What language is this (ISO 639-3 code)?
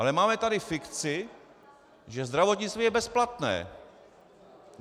ces